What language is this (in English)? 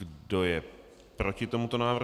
Czech